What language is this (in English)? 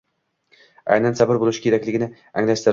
Uzbek